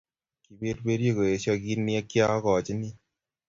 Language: Kalenjin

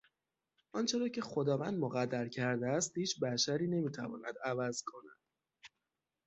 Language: Persian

